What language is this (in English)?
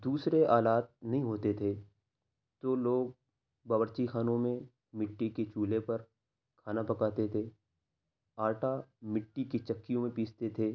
Urdu